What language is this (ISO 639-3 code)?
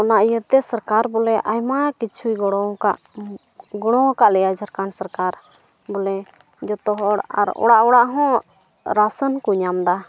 sat